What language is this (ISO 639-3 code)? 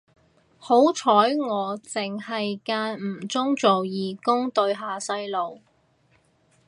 yue